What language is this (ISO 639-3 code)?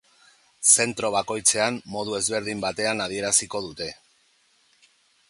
eus